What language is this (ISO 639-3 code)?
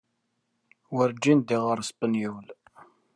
kab